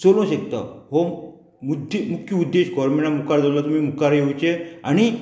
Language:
Konkani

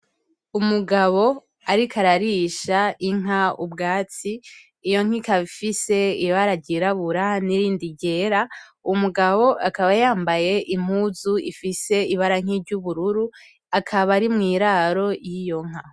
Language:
Rundi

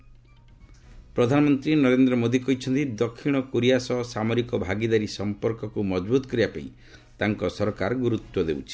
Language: Odia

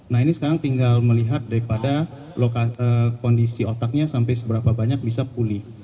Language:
Indonesian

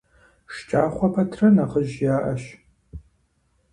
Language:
Kabardian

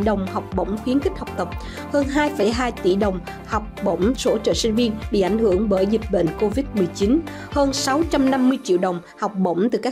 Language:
Vietnamese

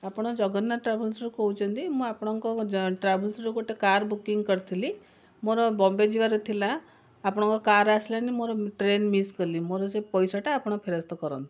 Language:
Odia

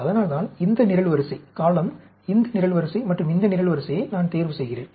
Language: Tamil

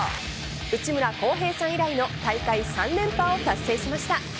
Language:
Japanese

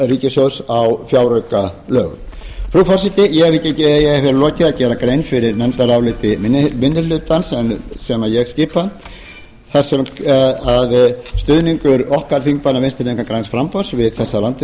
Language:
Icelandic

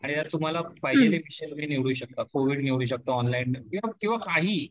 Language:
Marathi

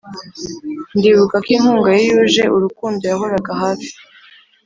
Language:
Kinyarwanda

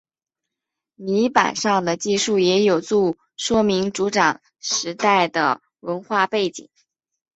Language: Chinese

